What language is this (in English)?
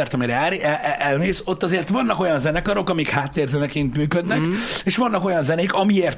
Hungarian